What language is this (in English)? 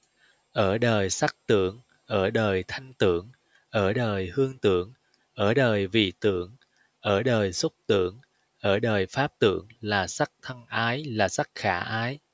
Vietnamese